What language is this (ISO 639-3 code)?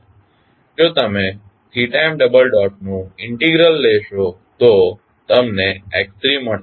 guj